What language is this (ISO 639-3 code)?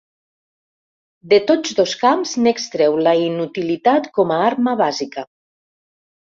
cat